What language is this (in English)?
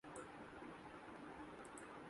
Urdu